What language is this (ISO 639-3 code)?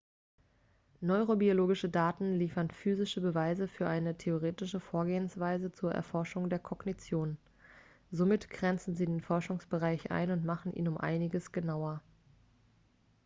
deu